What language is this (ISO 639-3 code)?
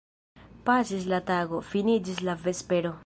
epo